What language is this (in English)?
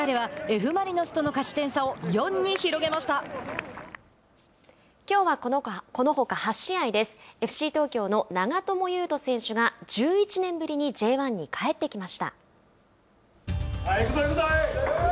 Japanese